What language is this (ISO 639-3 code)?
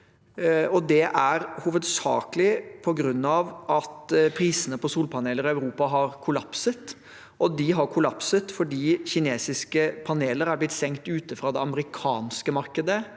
nor